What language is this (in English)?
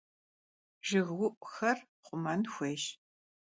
Kabardian